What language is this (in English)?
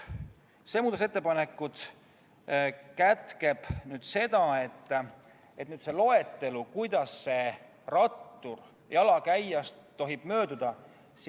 Estonian